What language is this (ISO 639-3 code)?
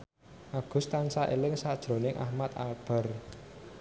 jav